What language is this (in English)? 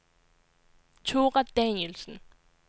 Danish